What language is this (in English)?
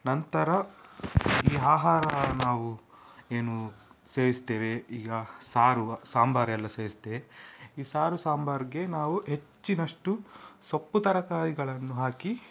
Kannada